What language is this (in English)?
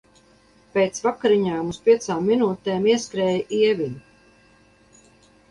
Latvian